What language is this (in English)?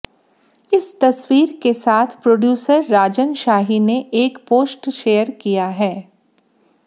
Hindi